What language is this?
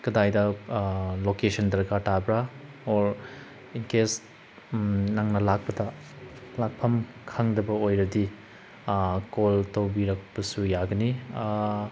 Manipuri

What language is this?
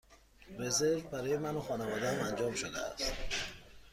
Persian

